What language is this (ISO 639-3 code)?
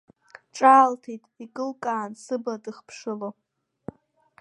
abk